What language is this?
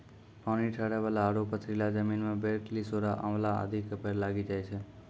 Maithili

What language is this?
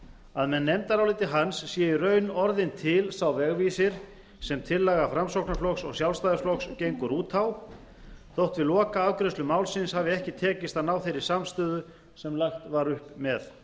Icelandic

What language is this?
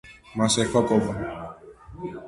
Georgian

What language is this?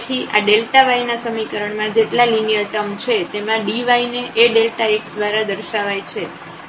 Gujarati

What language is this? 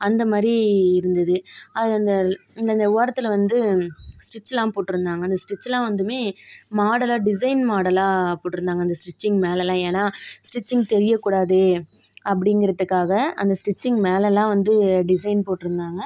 Tamil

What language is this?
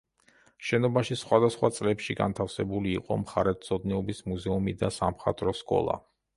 Georgian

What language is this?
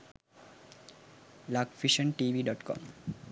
Sinhala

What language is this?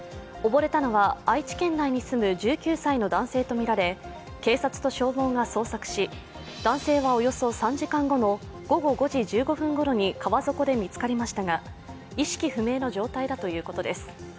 Japanese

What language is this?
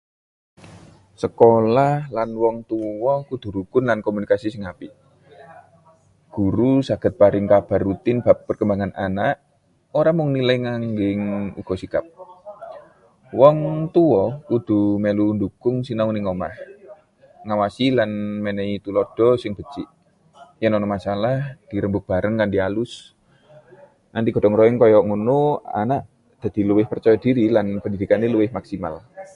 Javanese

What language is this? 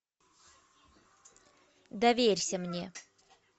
Russian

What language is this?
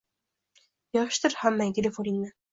Uzbek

